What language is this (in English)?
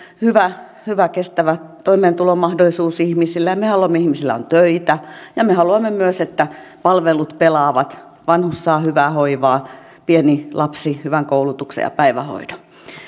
Finnish